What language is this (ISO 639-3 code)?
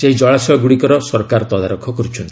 ori